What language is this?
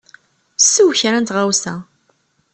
Kabyle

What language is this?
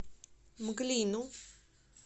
Russian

